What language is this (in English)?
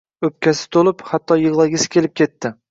Uzbek